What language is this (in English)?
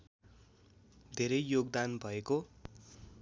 Nepali